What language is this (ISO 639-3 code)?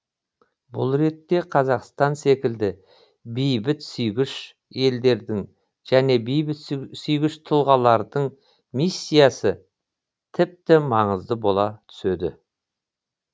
kaz